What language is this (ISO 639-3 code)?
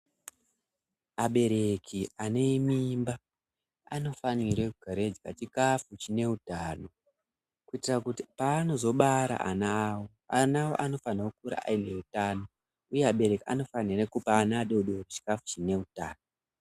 ndc